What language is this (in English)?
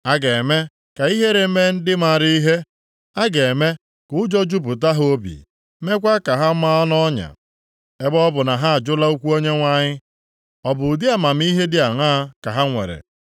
Igbo